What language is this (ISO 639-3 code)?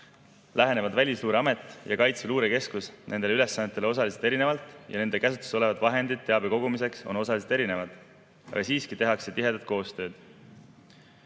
est